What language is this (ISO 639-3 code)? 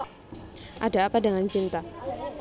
jav